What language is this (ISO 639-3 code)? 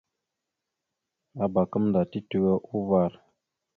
mxu